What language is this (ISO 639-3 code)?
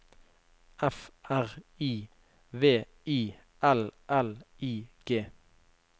nor